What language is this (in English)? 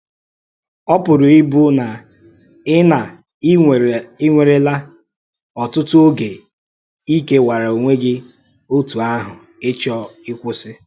Igbo